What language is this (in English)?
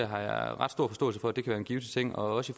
Danish